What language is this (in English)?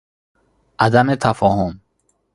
Persian